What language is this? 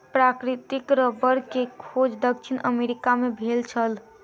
Maithili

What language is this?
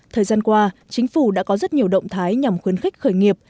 Vietnamese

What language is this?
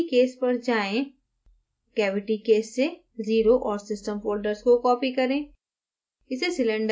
Hindi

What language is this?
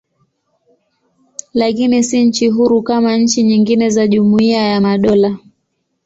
Swahili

